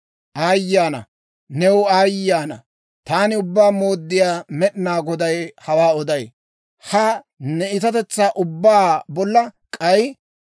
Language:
Dawro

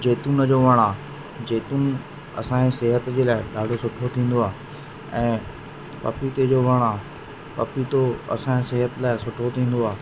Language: Sindhi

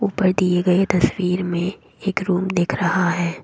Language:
Hindi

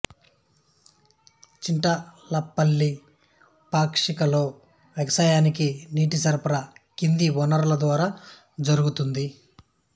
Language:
Telugu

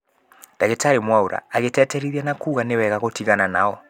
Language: Kikuyu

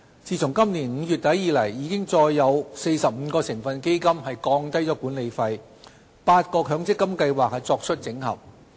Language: Cantonese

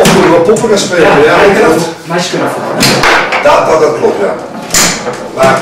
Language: Dutch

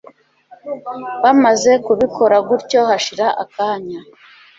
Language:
Kinyarwanda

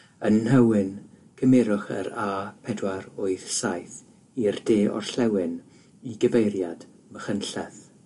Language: Welsh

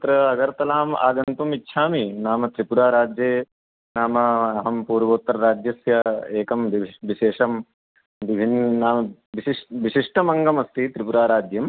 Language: Sanskrit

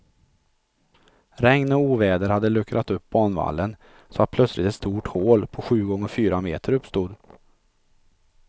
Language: Swedish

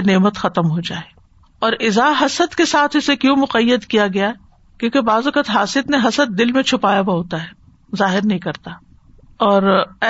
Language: Urdu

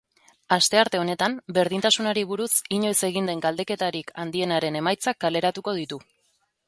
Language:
Basque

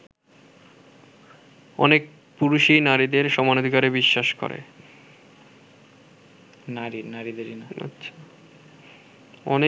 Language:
Bangla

